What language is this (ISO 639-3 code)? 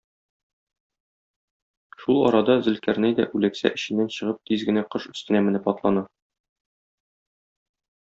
tat